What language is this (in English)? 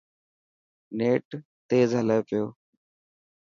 Dhatki